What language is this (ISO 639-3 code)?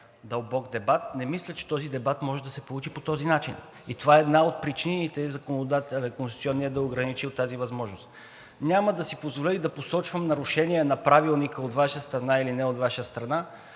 bul